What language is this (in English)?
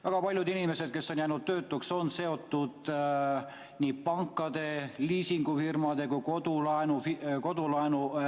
Estonian